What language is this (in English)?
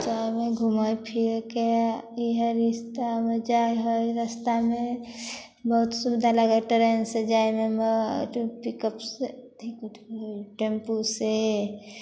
Maithili